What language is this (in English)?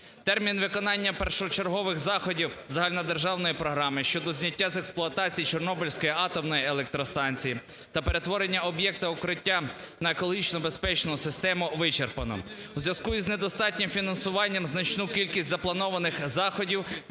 Ukrainian